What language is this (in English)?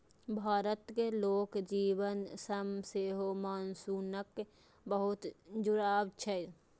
Maithili